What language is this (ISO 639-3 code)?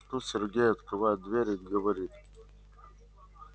rus